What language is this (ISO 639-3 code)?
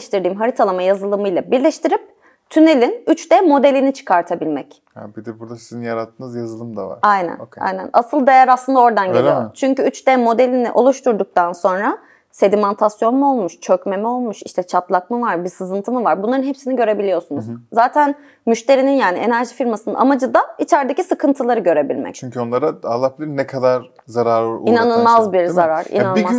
tur